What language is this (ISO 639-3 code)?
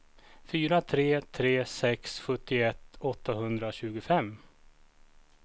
swe